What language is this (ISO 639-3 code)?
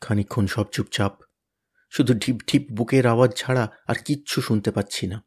ben